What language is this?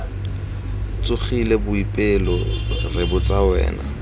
Tswana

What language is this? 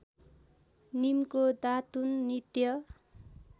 Nepali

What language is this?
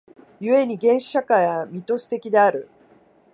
Japanese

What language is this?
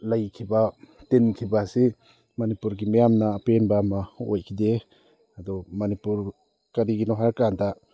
Manipuri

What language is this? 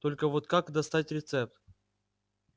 Russian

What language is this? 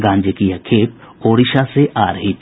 Hindi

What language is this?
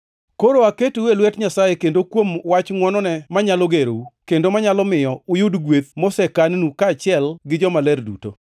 Luo (Kenya and Tanzania)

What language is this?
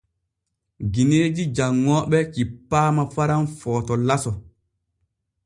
Borgu Fulfulde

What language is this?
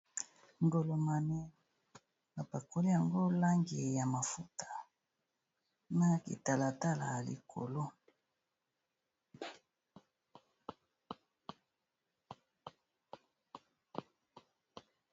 Lingala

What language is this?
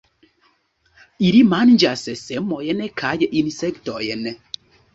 Esperanto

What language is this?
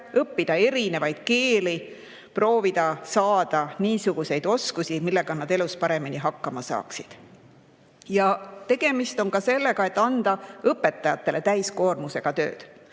Estonian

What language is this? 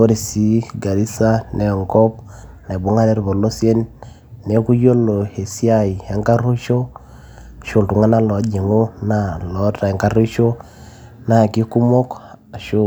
Masai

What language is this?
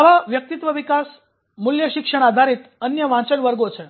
Gujarati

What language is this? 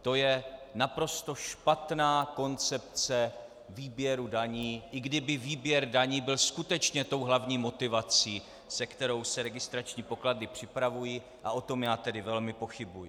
Czech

